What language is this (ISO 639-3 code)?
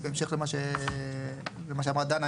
heb